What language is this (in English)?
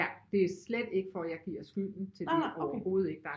Danish